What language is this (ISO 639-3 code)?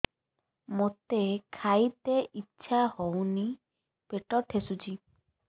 ori